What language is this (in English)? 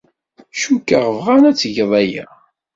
Kabyle